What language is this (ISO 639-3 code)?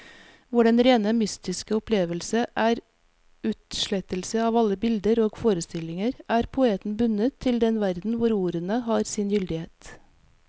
nor